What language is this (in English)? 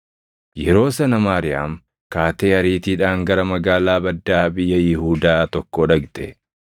Oromo